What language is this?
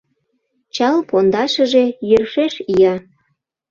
Mari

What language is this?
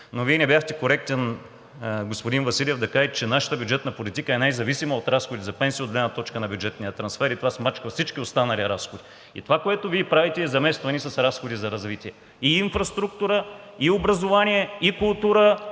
Bulgarian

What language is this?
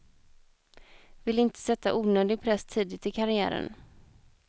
Swedish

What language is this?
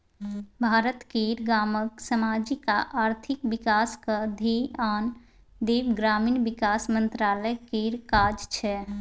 Maithili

